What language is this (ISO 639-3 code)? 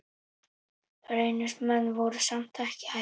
isl